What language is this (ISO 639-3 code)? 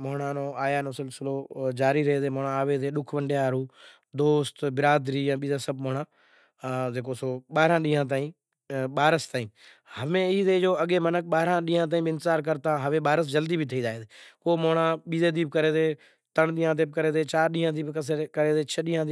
gjk